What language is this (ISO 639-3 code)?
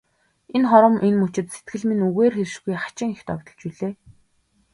mon